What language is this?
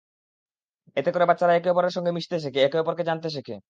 Bangla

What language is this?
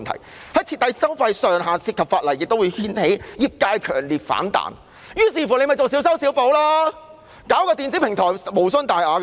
Cantonese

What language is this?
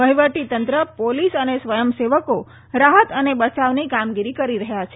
Gujarati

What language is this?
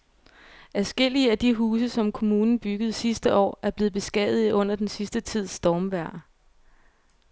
Danish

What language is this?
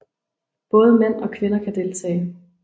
Danish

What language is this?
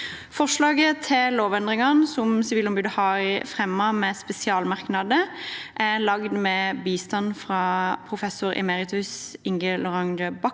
Norwegian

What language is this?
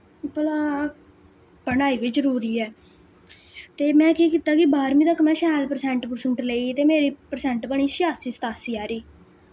Dogri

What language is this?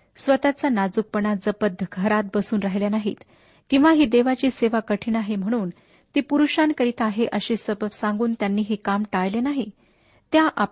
Marathi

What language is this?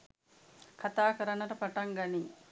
Sinhala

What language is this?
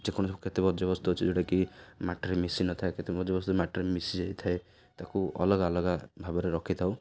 Odia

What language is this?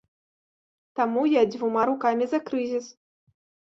Belarusian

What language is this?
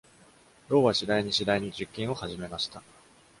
Japanese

